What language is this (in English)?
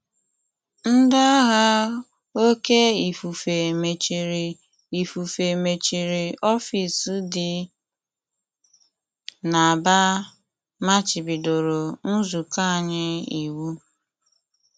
Igbo